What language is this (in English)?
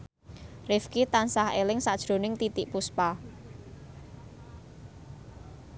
Javanese